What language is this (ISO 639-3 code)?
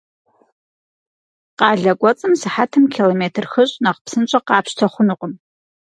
kbd